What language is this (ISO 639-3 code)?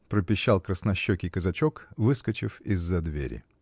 rus